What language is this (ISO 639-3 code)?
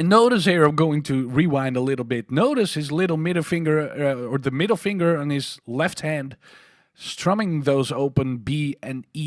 eng